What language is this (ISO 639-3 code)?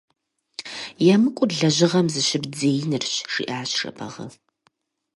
kbd